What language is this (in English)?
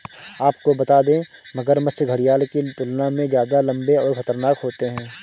Hindi